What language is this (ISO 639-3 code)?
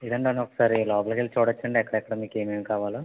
tel